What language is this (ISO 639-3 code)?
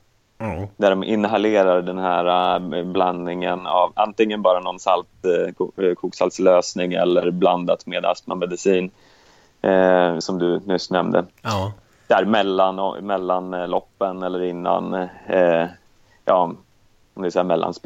swe